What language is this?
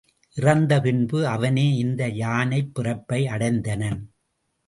Tamil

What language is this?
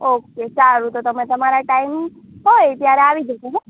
Gujarati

